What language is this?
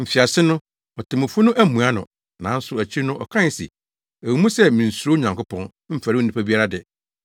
Akan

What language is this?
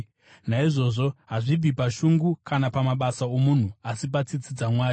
Shona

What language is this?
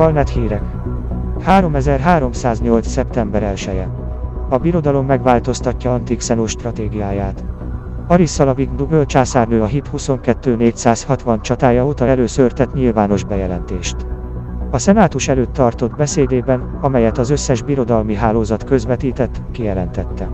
Hungarian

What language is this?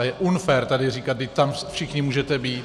Czech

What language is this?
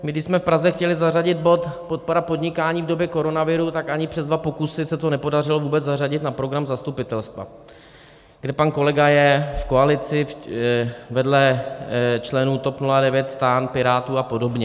Czech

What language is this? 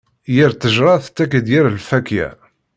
Kabyle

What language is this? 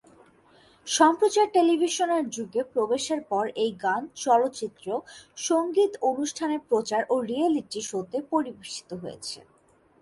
Bangla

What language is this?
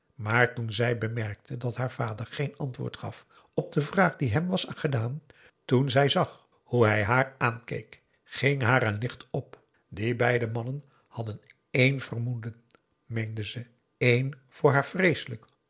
Dutch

